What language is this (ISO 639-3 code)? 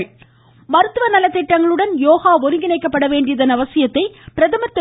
tam